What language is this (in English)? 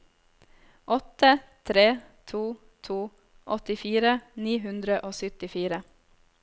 Norwegian